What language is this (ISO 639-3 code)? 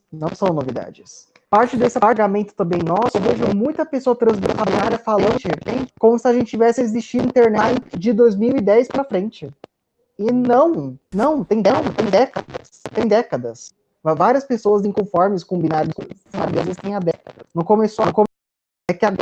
por